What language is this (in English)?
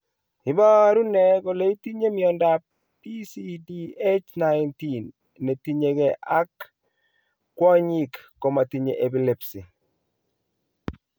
Kalenjin